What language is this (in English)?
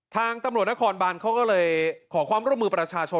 Thai